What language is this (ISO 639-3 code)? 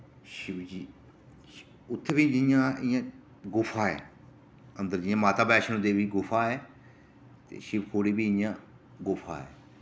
doi